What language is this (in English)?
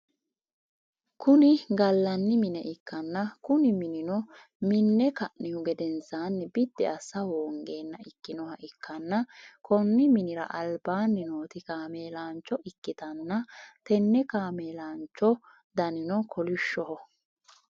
Sidamo